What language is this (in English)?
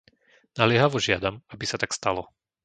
Slovak